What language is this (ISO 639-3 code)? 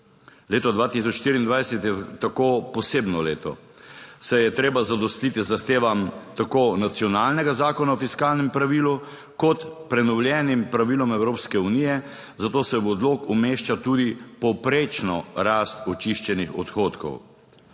slv